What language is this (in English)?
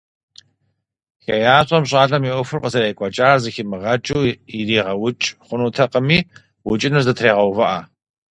Kabardian